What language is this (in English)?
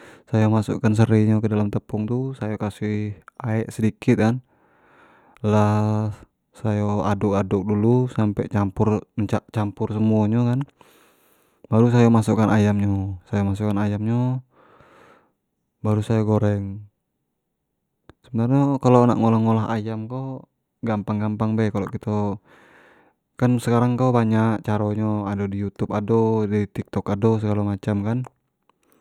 Jambi Malay